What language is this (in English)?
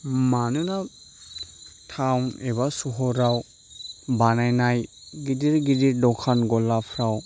Bodo